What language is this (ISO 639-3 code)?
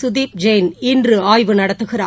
tam